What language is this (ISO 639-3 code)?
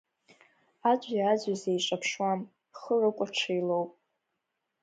abk